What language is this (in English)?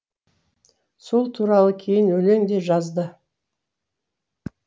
Kazakh